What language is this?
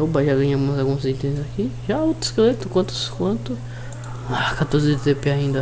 Portuguese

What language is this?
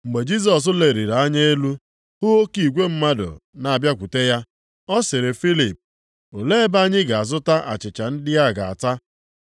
Igbo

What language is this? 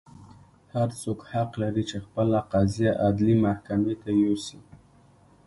Pashto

